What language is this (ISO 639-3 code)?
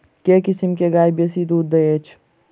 mai